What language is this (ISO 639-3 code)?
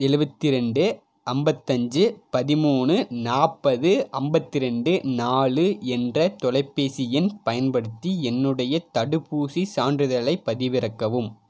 tam